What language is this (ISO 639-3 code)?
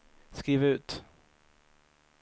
swe